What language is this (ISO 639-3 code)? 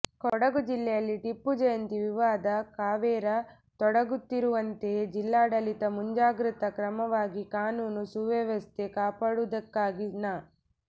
kan